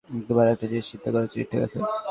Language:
Bangla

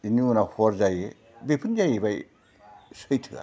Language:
Bodo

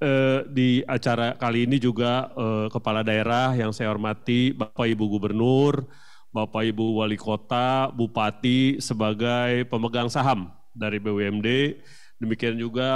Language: Indonesian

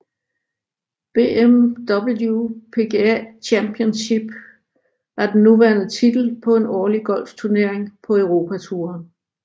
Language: Danish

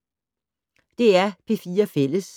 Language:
Danish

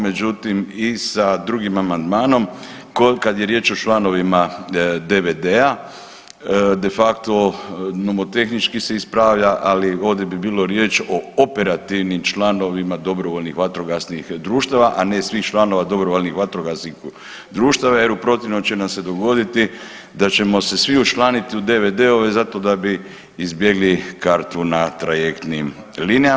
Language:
Croatian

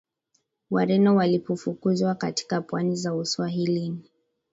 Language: Swahili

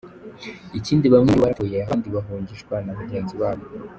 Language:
Kinyarwanda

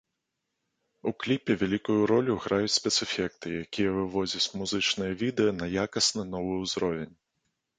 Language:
Belarusian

